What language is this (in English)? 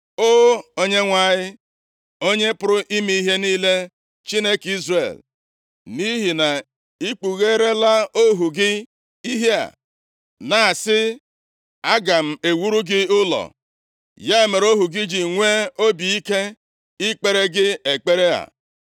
Igbo